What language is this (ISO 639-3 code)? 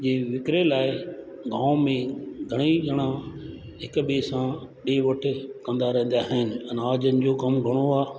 snd